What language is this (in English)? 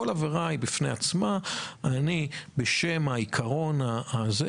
Hebrew